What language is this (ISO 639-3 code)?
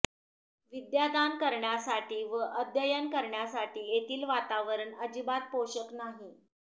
mar